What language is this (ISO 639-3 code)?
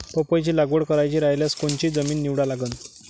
mar